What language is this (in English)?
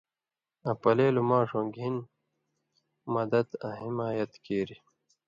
Indus Kohistani